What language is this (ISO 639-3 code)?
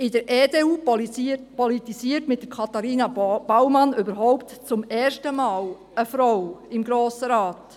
gsw